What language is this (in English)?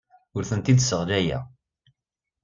Kabyle